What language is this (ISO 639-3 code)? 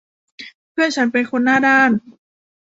tha